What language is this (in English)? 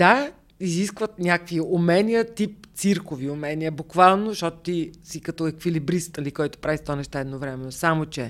Bulgarian